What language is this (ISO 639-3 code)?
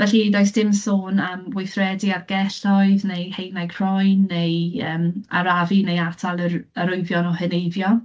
cym